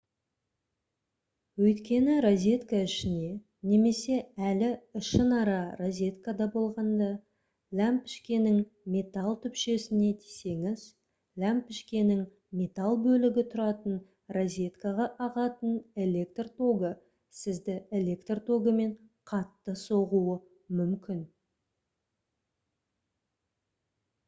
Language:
Kazakh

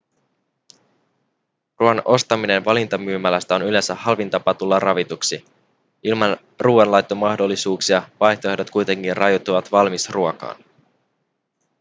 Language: Finnish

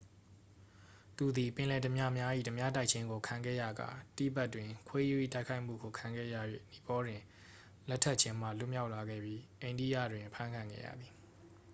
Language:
Burmese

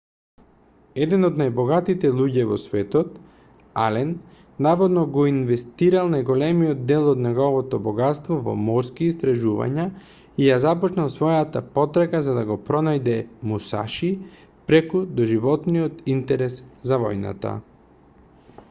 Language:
Macedonian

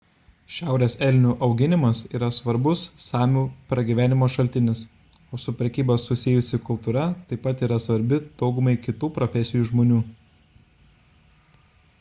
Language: Lithuanian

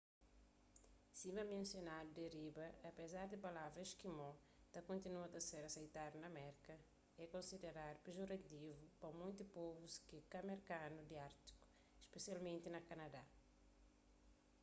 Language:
Kabuverdianu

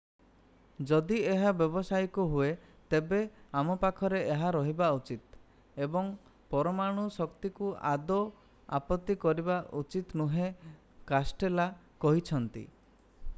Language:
Odia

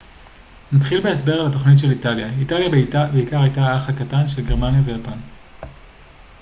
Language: Hebrew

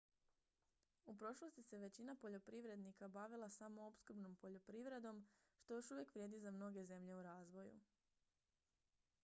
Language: Croatian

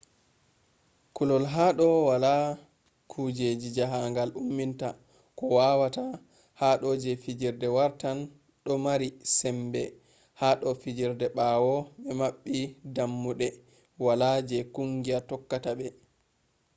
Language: Fula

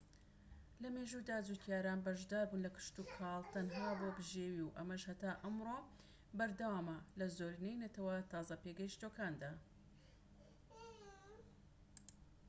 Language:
Central Kurdish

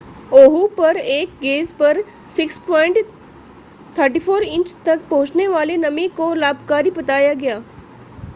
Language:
Hindi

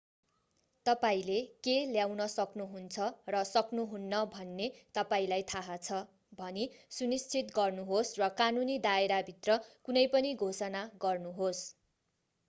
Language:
Nepali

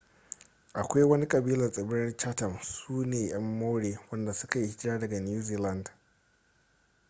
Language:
Hausa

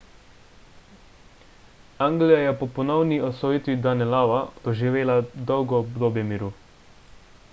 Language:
Slovenian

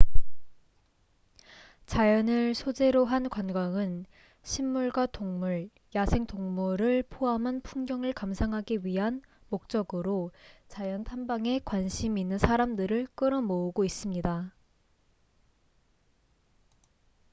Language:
Korean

